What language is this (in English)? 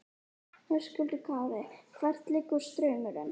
Icelandic